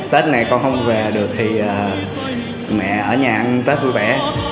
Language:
Vietnamese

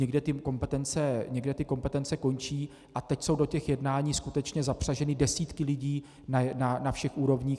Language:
Czech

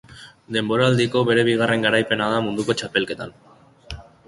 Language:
Basque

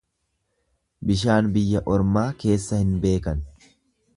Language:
Oromo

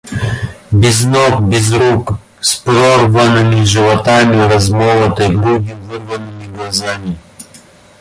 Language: Russian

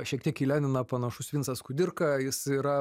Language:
Lithuanian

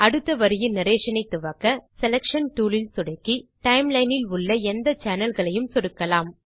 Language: Tamil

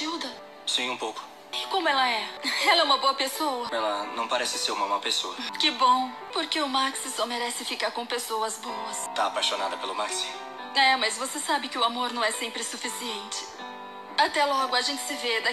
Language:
Portuguese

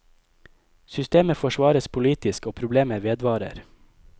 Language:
Norwegian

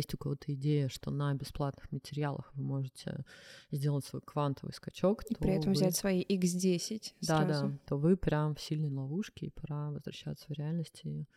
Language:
Russian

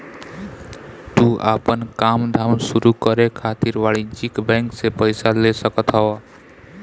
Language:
Bhojpuri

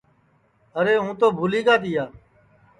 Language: Sansi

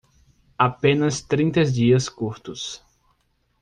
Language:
Portuguese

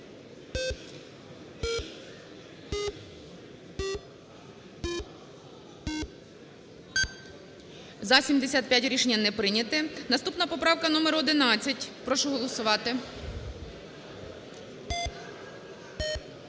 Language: Ukrainian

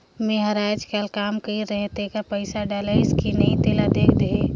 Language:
Chhattisgarhi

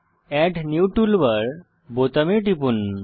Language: Bangla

